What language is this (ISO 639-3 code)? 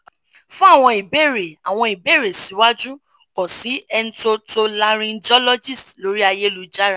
yor